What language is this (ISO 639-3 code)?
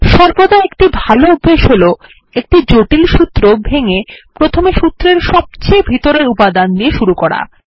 ben